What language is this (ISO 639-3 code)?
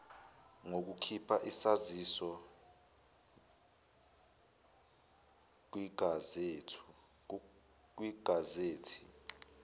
zul